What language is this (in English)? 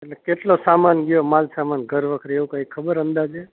Gujarati